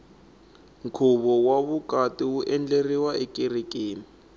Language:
Tsonga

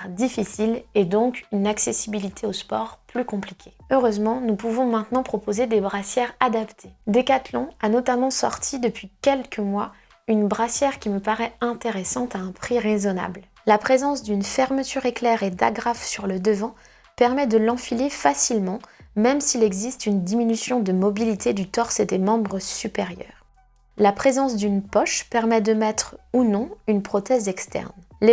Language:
French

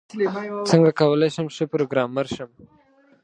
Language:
Pashto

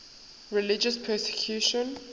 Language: English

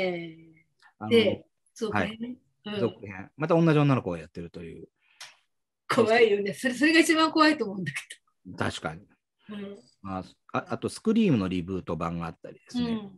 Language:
Japanese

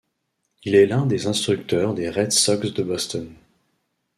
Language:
French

